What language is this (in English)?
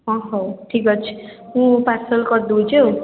Odia